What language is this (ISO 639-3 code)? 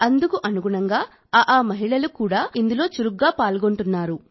tel